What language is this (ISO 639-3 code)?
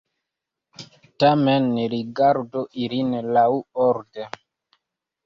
epo